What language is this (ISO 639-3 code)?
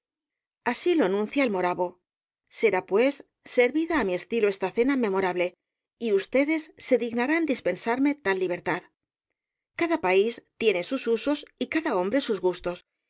spa